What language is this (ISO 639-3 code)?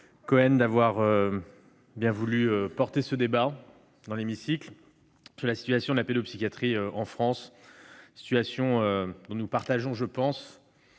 fra